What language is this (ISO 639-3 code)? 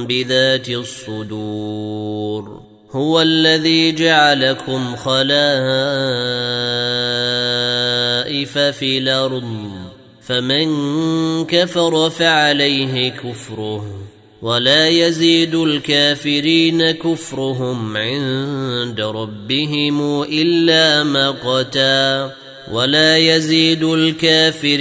ara